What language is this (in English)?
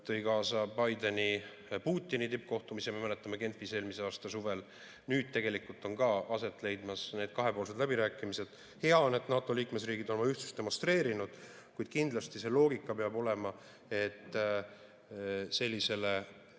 Estonian